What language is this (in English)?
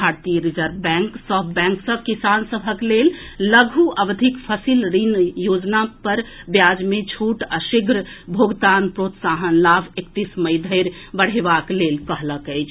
Maithili